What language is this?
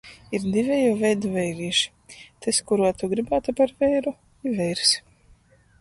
Latgalian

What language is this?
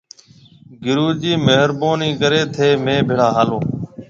Marwari (Pakistan)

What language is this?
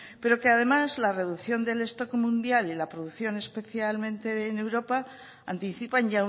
Spanish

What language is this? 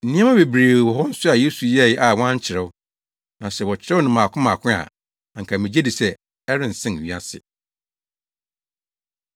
Akan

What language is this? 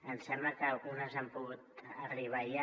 Catalan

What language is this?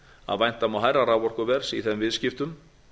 Icelandic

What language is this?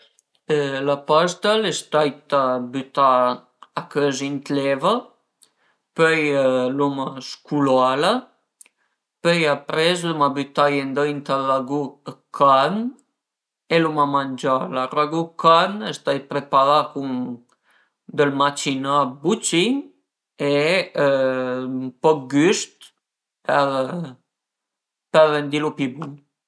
Piedmontese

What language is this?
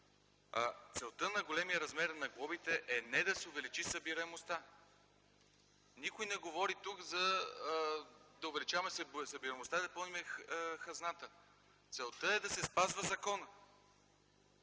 Bulgarian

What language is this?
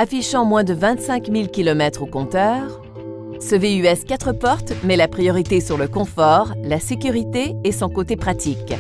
French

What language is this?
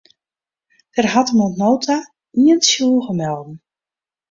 Western Frisian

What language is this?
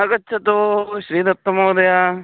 Sanskrit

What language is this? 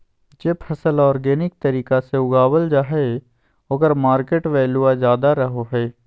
Magahi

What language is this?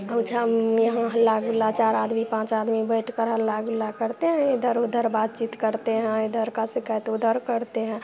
Hindi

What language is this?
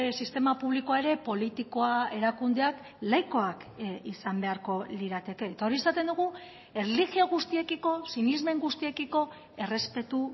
Basque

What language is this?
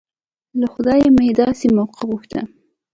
Pashto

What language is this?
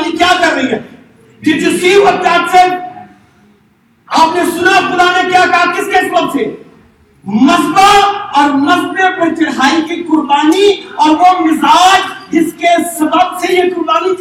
Urdu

